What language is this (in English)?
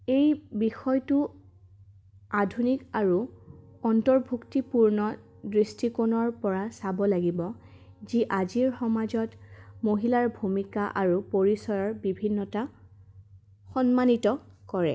Assamese